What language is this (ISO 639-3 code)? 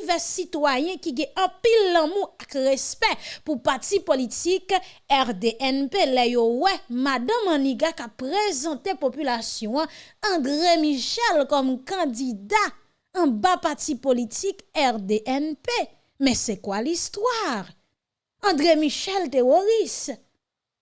fra